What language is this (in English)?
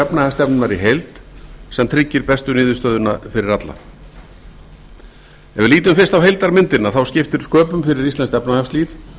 Icelandic